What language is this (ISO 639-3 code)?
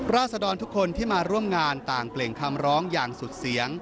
tha